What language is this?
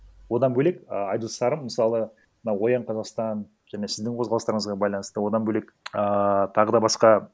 Kazakh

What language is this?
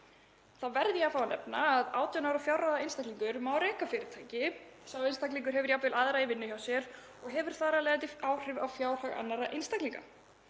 Icelandic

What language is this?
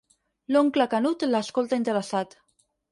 Catalan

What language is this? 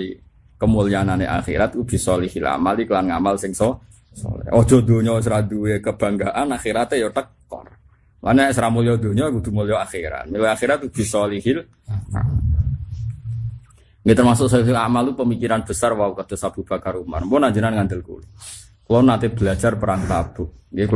Indonesian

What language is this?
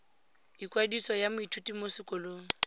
Tswana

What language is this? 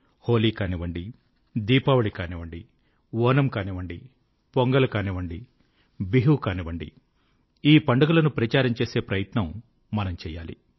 Telugu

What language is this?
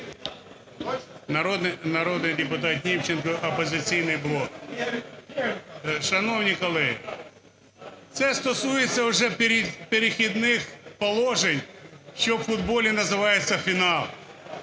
Ukrainian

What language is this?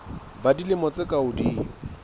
Southern Sotho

